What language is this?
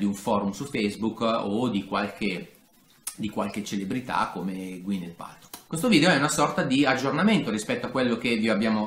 Italian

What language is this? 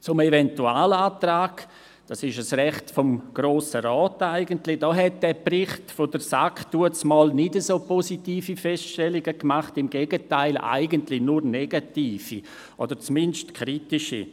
Swiss German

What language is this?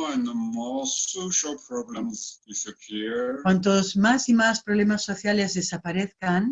Spanish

